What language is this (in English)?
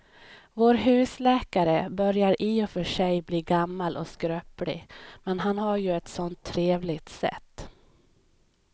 Swedish